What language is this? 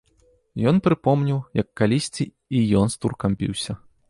Belarusian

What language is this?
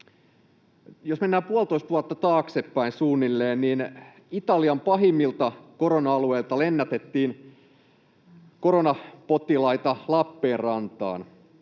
Finnish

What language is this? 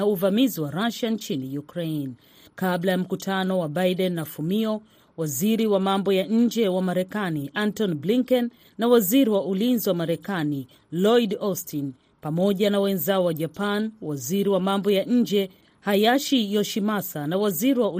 Swahili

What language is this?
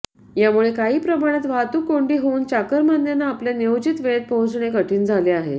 Marathi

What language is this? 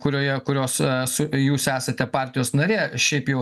Lithuanian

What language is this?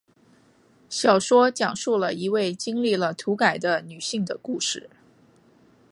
Chinese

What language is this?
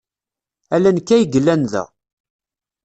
Kabyle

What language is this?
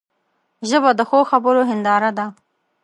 Pashto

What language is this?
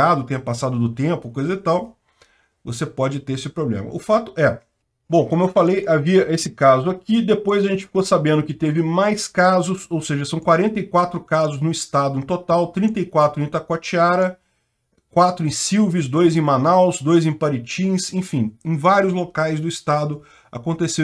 Portuguese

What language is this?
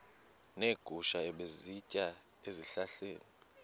Xhosa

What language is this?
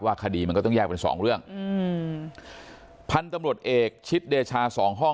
Thai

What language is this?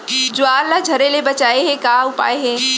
Chhattisgarhi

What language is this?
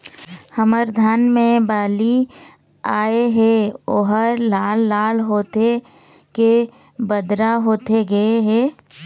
Chhattisgarhi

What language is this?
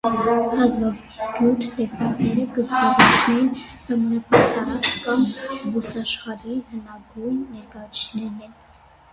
Armenian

